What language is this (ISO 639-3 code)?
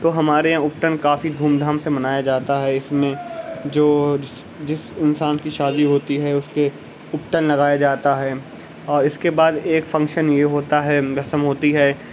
urd